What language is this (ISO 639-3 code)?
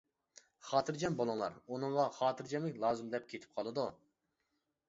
uig